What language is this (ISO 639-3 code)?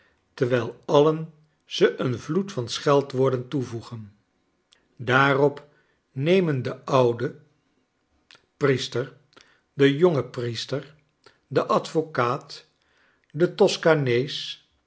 nld